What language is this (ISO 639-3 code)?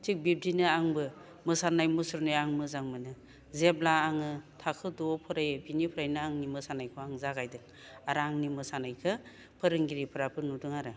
brx